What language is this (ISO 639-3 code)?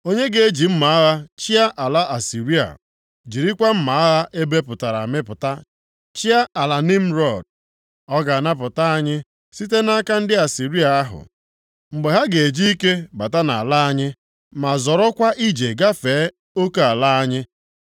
ibo